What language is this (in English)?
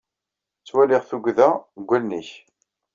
Kabyle